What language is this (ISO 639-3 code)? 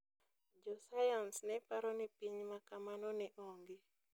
luo